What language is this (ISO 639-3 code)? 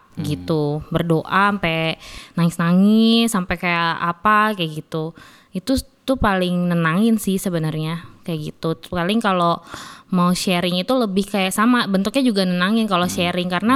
ind